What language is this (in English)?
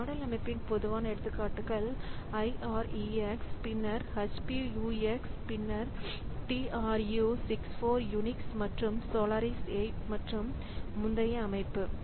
Tamil